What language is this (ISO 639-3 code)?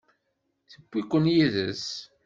kab